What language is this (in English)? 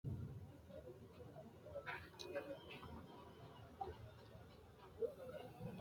Sidamo